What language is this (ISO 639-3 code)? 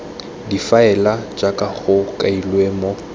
tsn